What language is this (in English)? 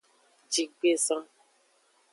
Aja (Benin)